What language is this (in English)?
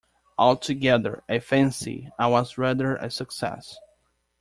English